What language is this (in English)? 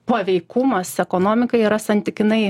Lithuanian